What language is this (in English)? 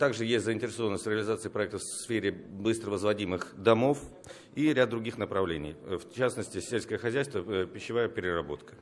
Russian